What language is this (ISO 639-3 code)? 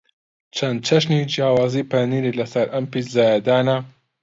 ckb